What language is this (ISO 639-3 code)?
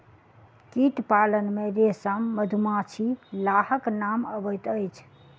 mai